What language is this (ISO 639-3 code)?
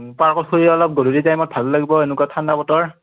asm